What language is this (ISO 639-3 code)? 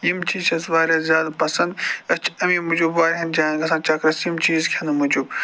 kas